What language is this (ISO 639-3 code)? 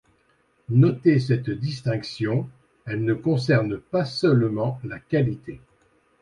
fra